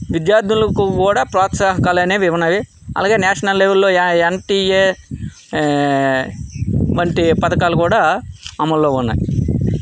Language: Telugu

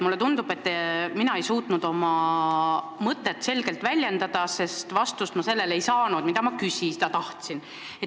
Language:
Estonian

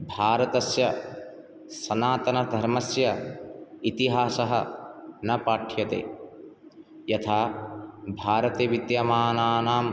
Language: Sanskrit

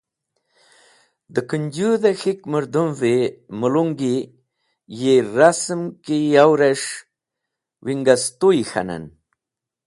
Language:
Wakhi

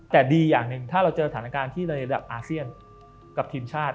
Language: Thai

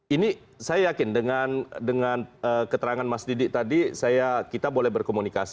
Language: Indonesian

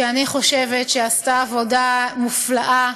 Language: Hebrew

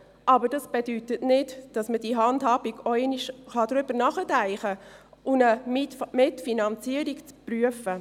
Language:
Swiss German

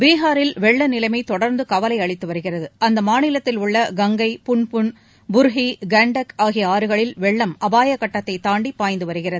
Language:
Tamil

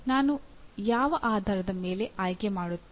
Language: Kannada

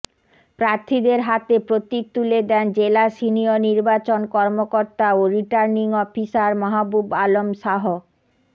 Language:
Bangla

